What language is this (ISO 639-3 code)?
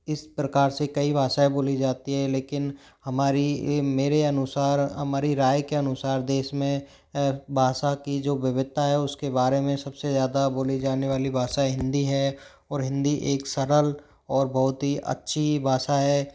hin